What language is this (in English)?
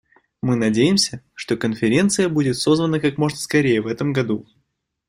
Russian